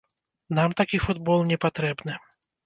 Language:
Belarusian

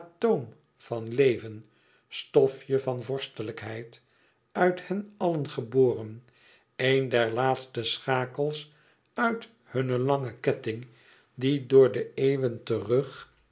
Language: Dutch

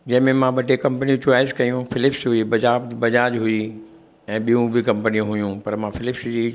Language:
Sindhi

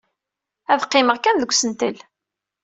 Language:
Kabyle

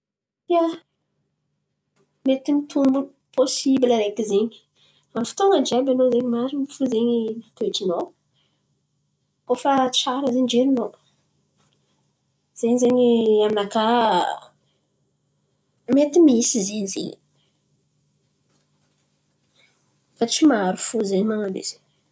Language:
Antankarana Malagasy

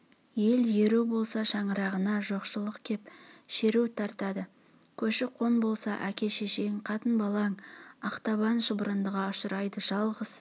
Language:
Kazakh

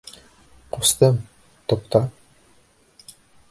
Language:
Bashkir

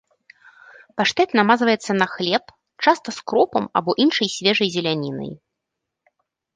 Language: Belarusian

